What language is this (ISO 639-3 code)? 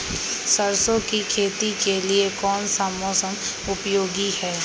mag